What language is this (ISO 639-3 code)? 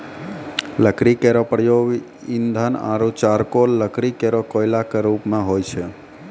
mai